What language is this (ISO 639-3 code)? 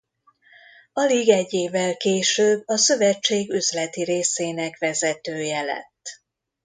hun